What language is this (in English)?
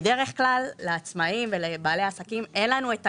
Hebrew